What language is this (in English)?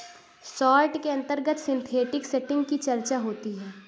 Hindi